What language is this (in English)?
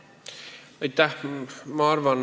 Estonian